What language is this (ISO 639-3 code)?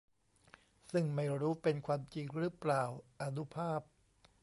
tha